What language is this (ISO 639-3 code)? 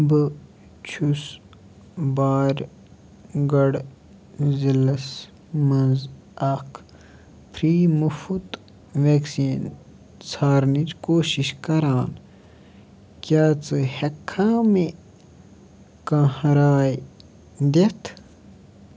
kas